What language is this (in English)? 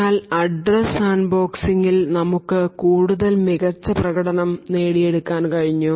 Malayalam